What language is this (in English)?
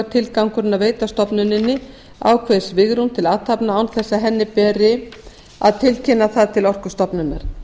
Icelandic